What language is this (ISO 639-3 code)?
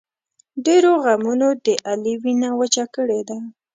pus